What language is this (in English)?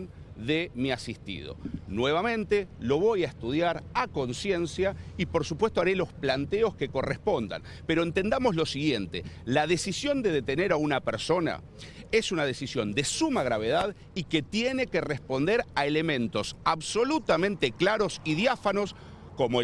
Spanish